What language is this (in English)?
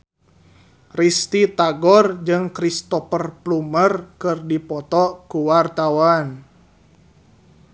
Sundanese